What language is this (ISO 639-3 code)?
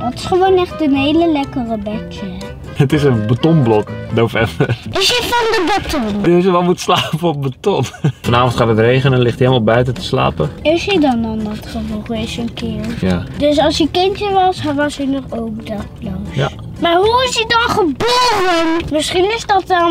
nld